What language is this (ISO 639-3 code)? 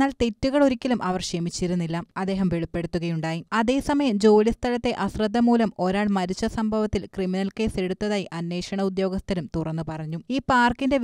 tha